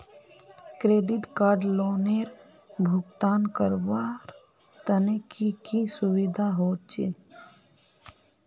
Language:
Magahi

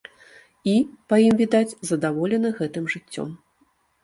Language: Belarusian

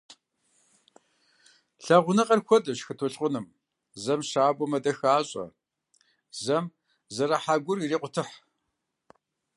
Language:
Kabardian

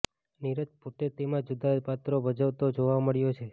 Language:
Gujarati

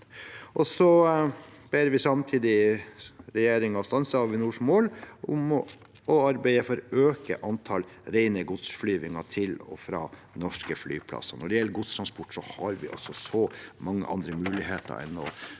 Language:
Norwegian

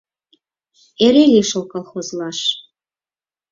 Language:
Mari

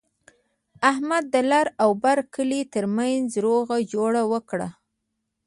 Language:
Pashto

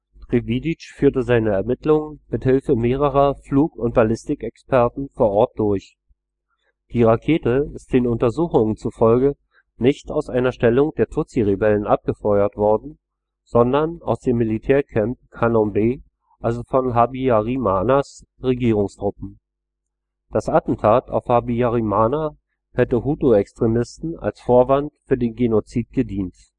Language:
German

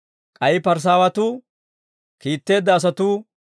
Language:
Dawro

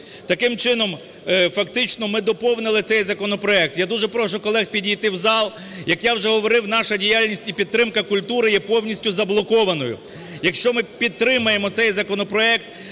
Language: Ukrainian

